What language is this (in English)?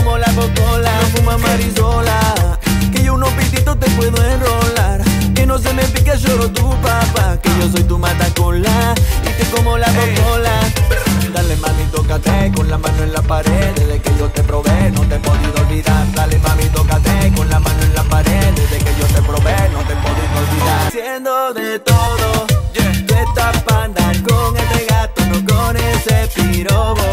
Italian